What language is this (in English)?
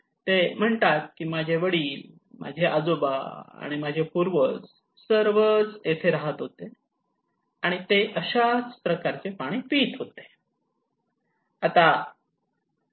Marathi